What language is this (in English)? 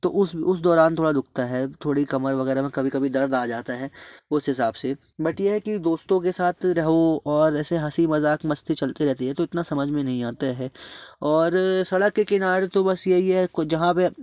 Hindi